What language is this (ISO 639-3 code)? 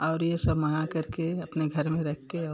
hin